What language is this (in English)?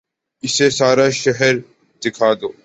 Urdu